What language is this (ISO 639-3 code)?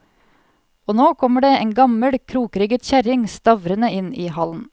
nor